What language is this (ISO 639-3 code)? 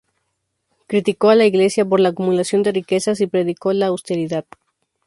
spa